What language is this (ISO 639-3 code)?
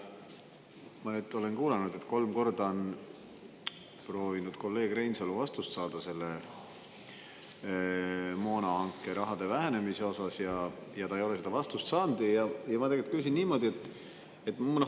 est